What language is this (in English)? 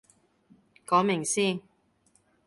Cantonese